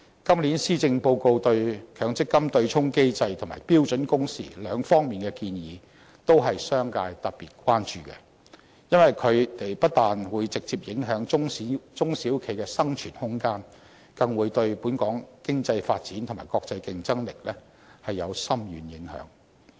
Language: Cantonese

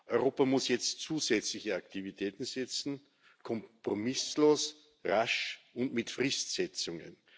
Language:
German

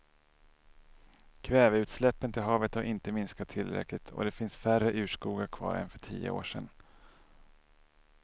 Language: Swedish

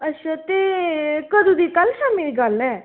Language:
Dogri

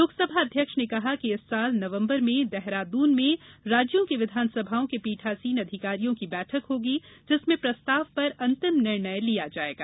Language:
Hindi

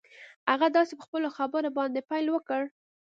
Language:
Pashto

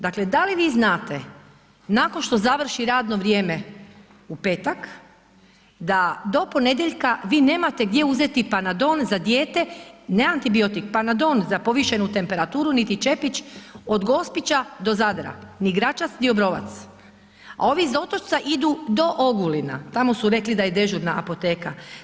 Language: Croatian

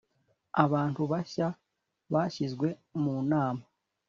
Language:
Kinyarwanda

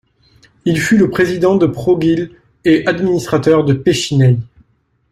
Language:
French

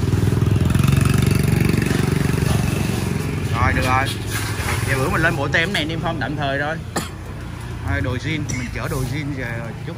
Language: Vietnamese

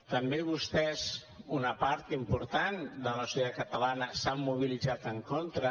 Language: Catalan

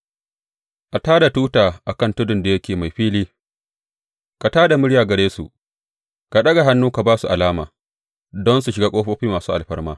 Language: Hausa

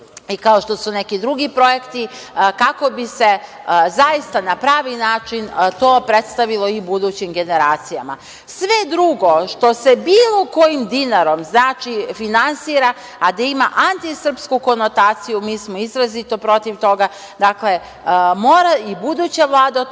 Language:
Serbian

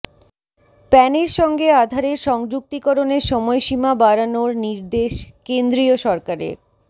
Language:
Bangla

